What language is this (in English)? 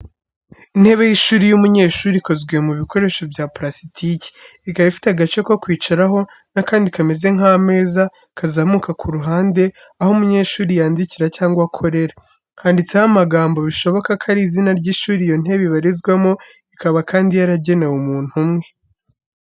Kinyarwanda